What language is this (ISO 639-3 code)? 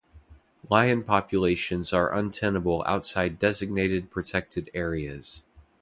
eng